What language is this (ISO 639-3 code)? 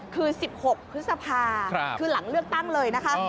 tha